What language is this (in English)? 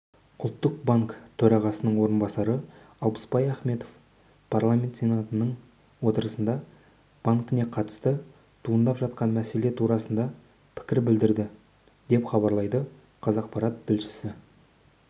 Kazakh